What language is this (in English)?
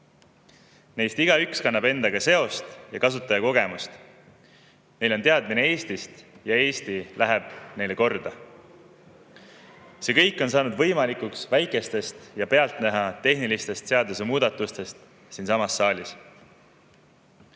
Estonian